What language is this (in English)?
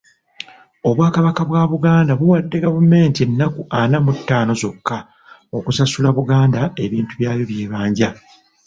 Ganda